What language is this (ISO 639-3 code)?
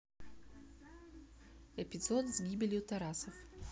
rus